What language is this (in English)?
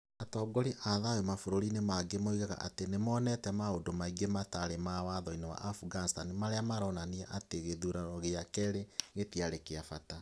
Kikuyu